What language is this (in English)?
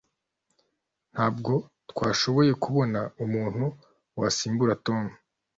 Kinyarwanda